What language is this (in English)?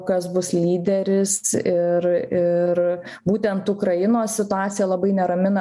Lithuanian